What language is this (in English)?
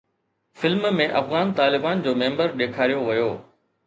Sindhi